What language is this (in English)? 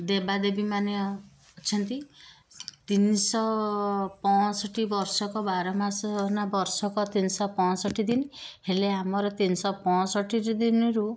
Odia